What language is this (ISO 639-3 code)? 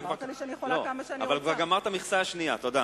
heb